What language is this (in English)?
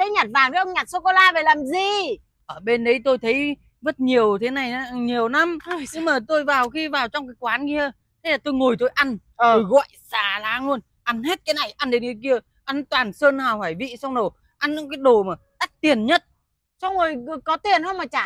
Vietnamese